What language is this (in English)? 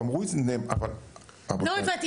Hebrew